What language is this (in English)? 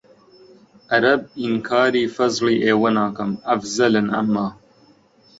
Central Kurdish